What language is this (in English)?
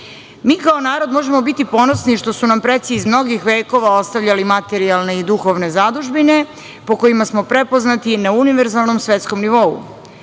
Serbian